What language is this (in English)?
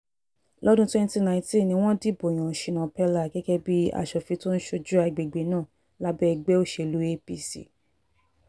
Yoruba